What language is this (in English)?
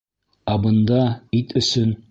Bashkir